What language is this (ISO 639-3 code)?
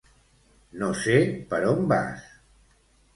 cat